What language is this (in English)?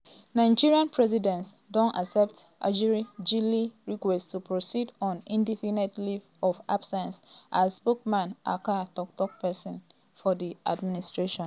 Nigerian Pidgin